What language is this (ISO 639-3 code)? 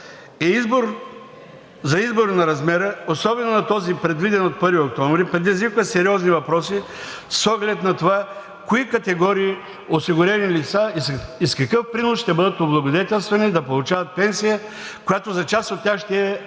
bul